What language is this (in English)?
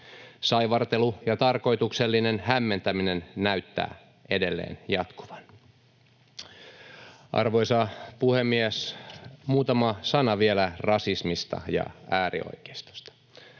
Finnish